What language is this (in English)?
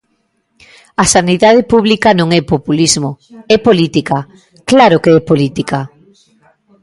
Galician